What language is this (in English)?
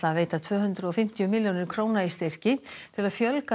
Icelandic